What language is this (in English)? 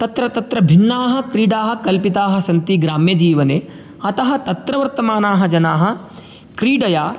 Sanskrit